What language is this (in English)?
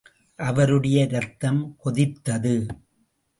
Tamil